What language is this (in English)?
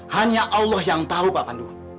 Indonesian